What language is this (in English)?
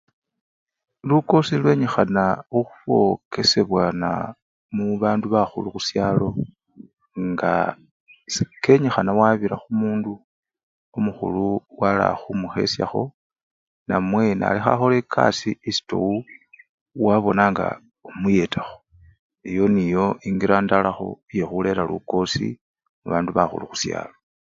Luyia